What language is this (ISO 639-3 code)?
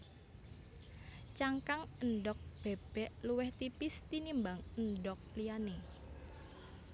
jav